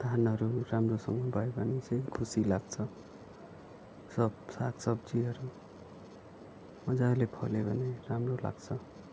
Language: Nepali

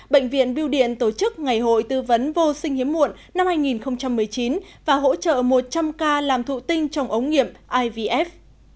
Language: Vietnamese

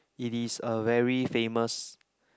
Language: English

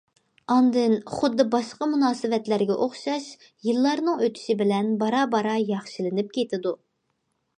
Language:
Uyghur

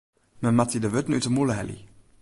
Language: Western Frisian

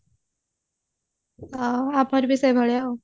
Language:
Odia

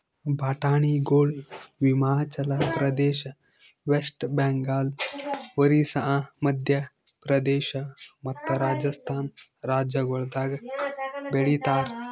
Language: Kannada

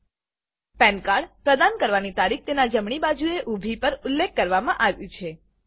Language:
Gujarati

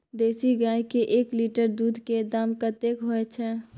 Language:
Maithili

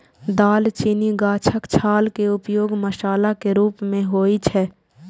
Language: Maithili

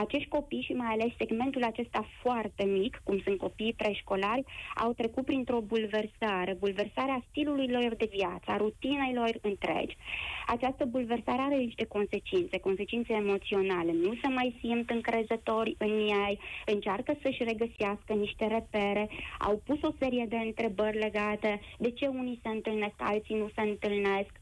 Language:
Romanian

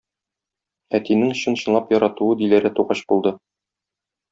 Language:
Tatar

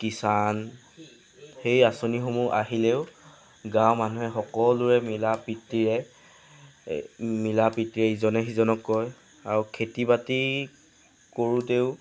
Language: Assamese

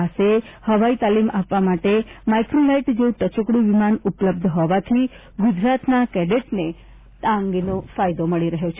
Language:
Gujarati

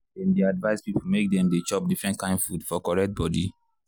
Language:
Nigerian Pidgin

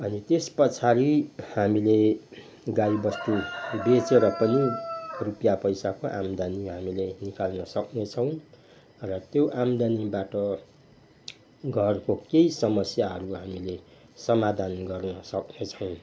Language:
Nepali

